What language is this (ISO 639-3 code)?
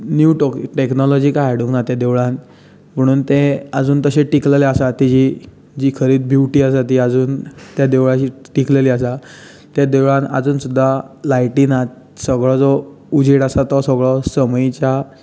kok